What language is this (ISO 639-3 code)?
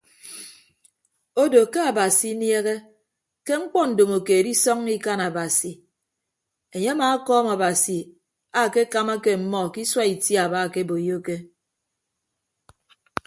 ibb